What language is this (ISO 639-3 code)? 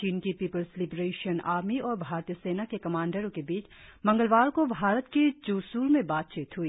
hin